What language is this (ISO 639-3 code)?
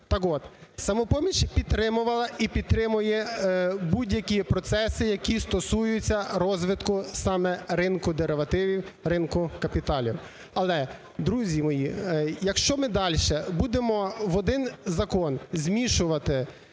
ukr